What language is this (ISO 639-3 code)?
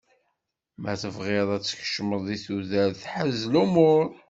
kab